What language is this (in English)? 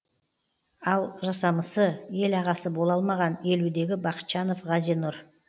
Kazakh